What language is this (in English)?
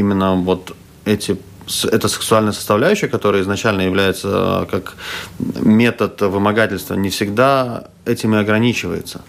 Russian